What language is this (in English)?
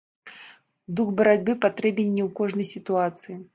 Belarusian